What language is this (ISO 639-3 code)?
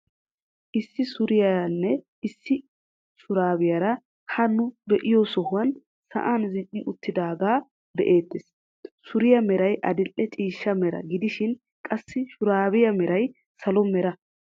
wal